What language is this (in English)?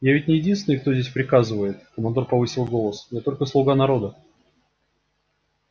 Russian